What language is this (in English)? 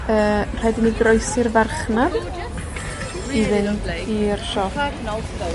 Welsh